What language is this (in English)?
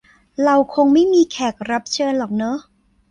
Thai